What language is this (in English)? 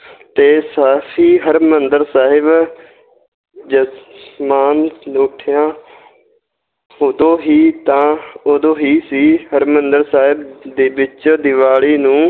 Punjabi